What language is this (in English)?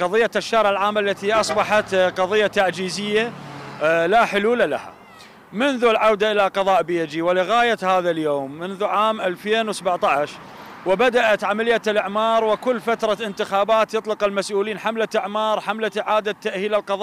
Arabic